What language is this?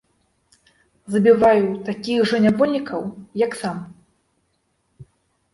Belarusian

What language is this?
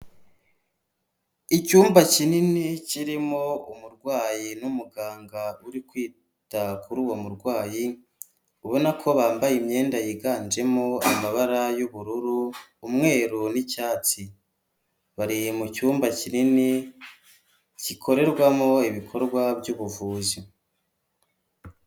Kinyarwanda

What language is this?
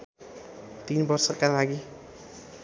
Nepali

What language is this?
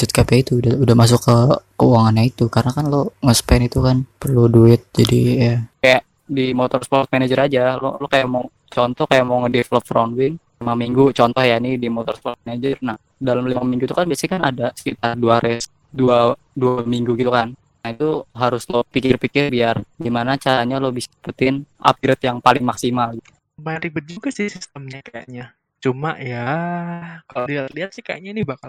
Indonesian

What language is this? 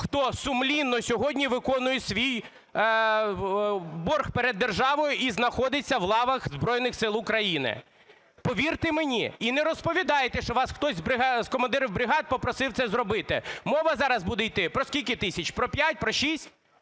Ukrainian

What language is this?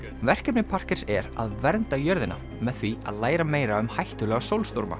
Icelandic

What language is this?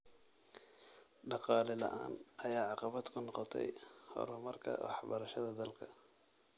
Somali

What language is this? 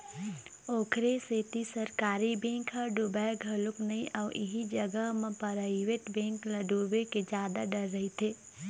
Chhattisgarhi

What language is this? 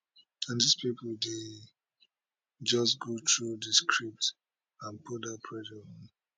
Nigerian Pidgin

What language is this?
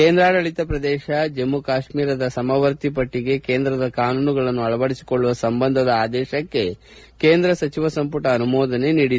Kannada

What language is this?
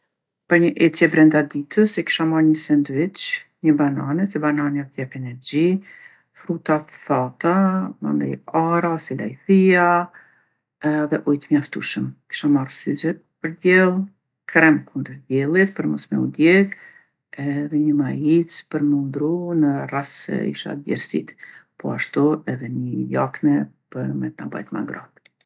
Gheg Albanian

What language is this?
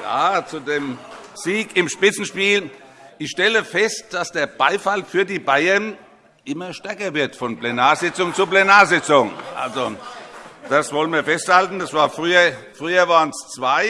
German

